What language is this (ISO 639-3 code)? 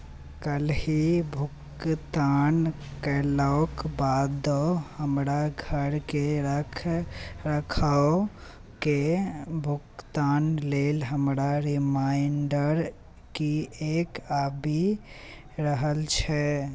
mai